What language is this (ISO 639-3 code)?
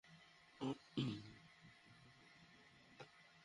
ben